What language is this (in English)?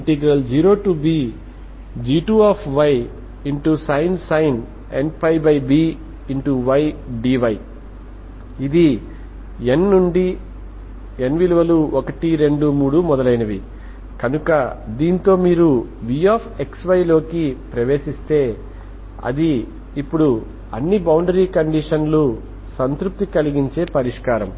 Telugu